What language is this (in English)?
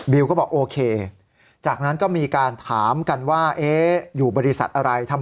Thai